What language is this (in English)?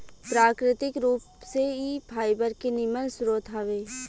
Bhojpuri